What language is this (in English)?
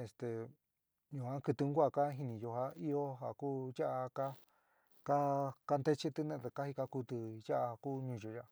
San Miguel El Grande Mixtec